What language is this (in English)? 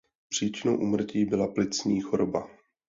Czech